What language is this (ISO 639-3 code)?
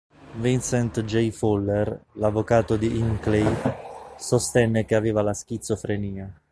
ita